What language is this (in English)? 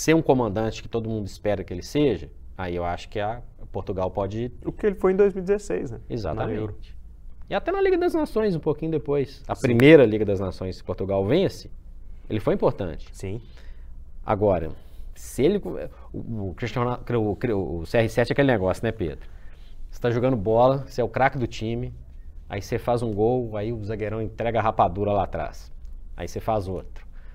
Portuguese